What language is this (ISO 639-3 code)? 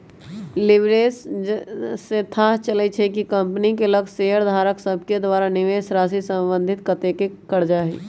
mag